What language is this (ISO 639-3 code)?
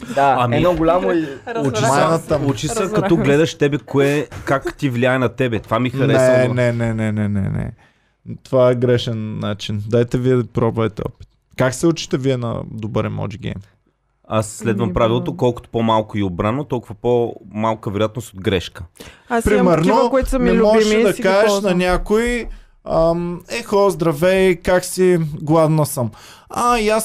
bul